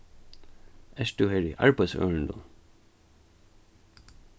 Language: Faroese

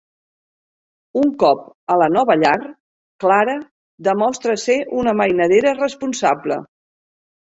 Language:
Catalan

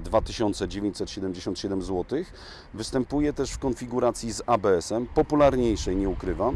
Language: Polish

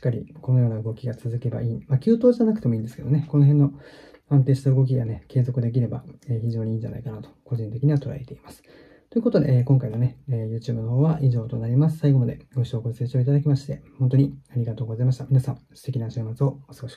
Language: Japanese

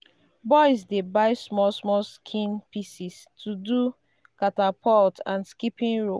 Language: Nigerian Pidgin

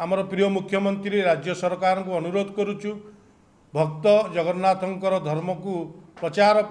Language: Hindi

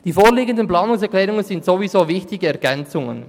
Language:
Swiss German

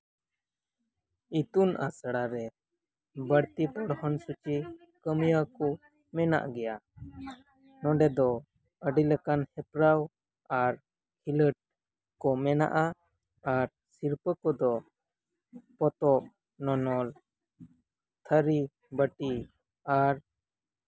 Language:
Santali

